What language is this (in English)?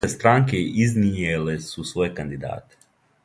Serbian